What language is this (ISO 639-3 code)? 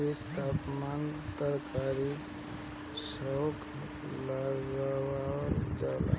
bho